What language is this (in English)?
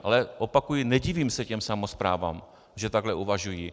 Czech